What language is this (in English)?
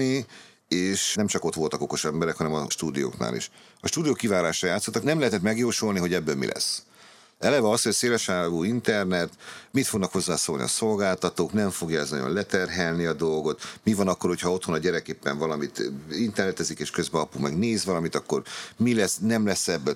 Hungarian